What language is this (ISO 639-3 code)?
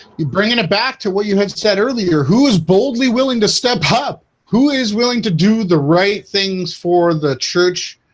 eng